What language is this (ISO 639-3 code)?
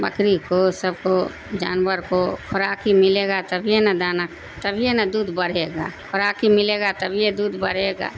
urd